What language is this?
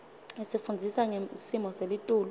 Swati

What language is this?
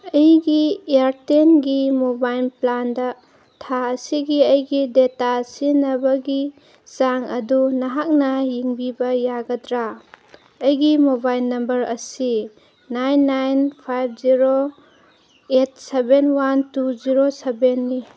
Manipuri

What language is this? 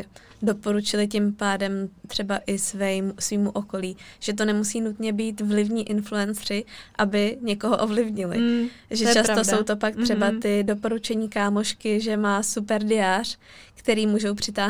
Czech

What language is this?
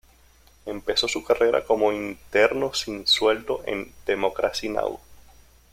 Spanish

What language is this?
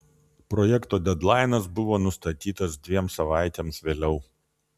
Lithuanian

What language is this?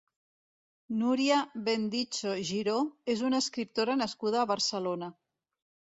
Catalan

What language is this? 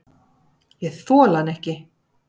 Icelandic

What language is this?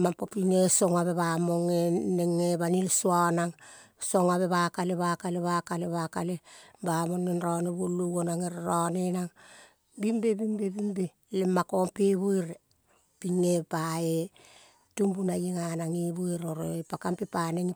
Kol (Papua New Guinea)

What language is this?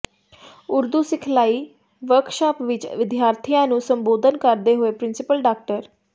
Punjabi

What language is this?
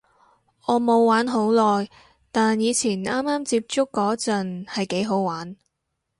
Cantonese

